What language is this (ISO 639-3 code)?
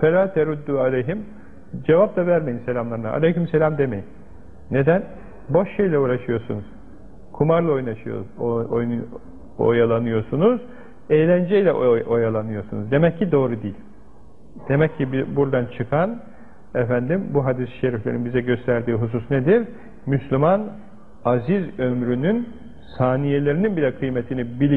tur